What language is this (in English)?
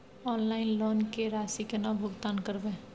Maithili